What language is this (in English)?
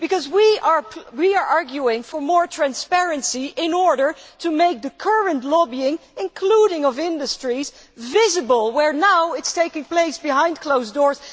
English